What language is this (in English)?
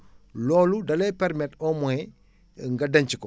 Wolof